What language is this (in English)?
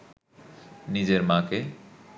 Bangla